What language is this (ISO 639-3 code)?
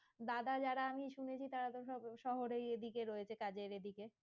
ben